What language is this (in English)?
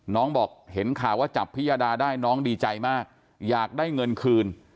Thai